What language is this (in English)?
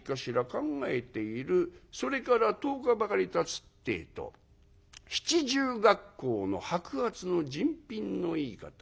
Japanese